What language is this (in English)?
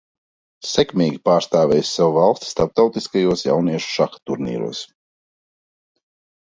Latvian